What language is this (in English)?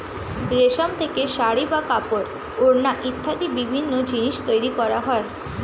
Bangla